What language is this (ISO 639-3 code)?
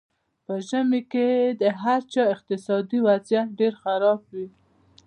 pus